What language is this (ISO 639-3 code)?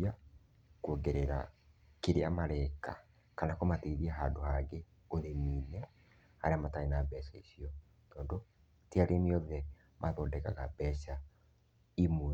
kik